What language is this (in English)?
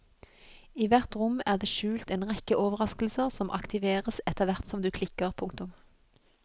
Norwegian